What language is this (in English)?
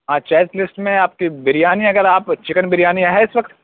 Urdu